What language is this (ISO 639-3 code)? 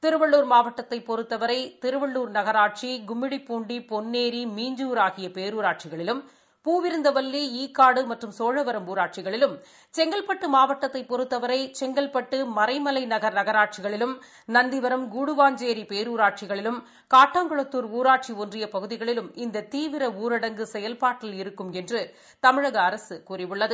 tam